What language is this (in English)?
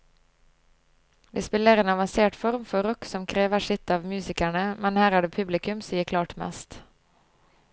Norwegian